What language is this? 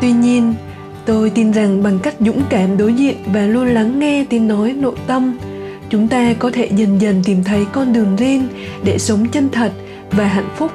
Vietnamese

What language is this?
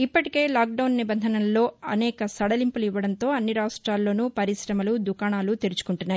Telugu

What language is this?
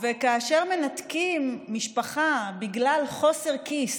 Hebrew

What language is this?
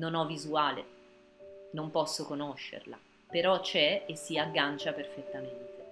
Italian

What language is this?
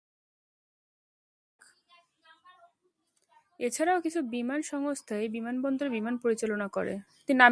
Bangla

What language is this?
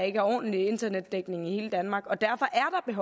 Danish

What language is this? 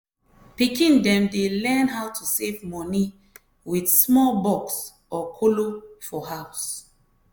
Nigerian Pidgin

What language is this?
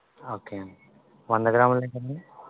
Telugu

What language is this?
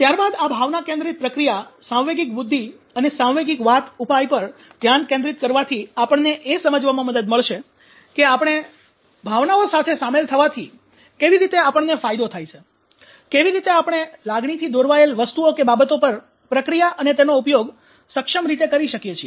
Gujarati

